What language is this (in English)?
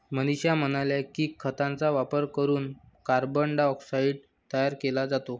Marathi